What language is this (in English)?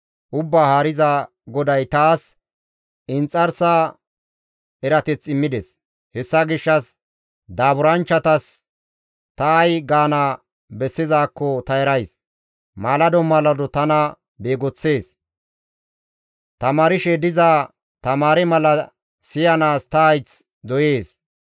Gamo